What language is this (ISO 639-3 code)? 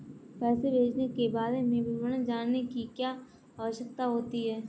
hin